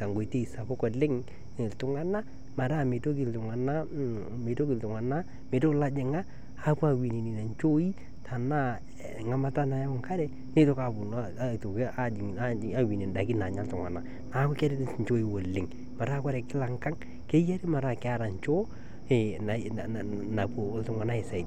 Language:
Masai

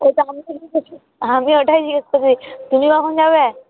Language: Bangla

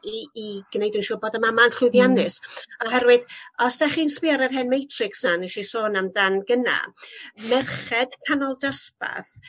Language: Welsh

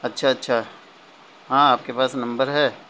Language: Urdu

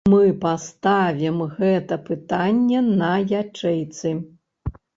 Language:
Belarusian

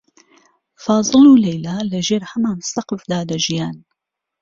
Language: Central Kurdish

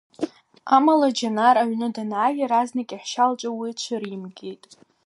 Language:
Abkhazian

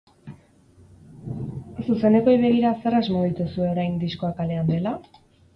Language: Basque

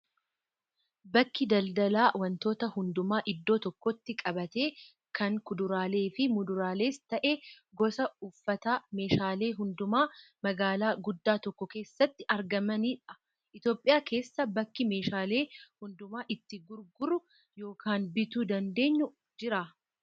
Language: Oromo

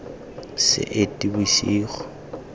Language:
Tswana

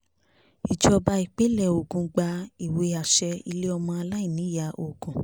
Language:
Yoruba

